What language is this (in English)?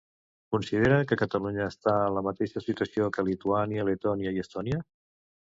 Catalan